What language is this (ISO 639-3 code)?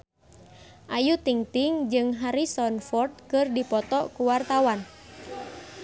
sun